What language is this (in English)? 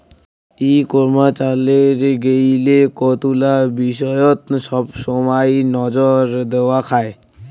Bangla